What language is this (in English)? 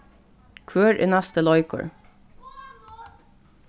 Faroese